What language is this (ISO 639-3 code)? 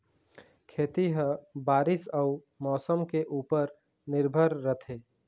hne